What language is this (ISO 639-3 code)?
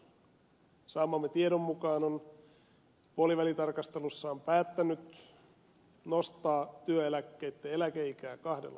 fin